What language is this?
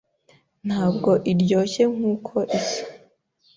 Kinyarwanda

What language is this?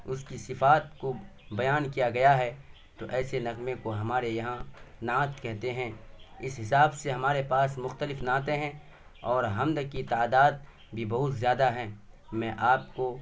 Urdu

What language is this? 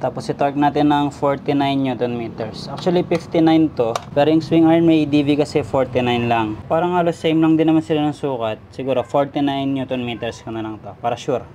Filipino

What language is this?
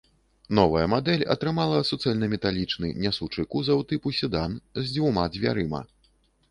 Belarusian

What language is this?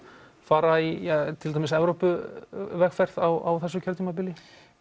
Icelandic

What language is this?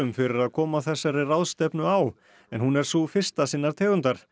Icelandic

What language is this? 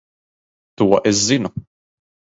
Latvian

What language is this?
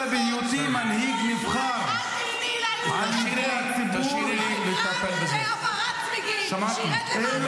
Hebrew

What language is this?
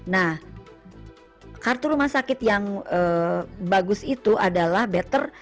Indonesian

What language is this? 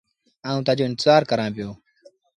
Sindhi Bhil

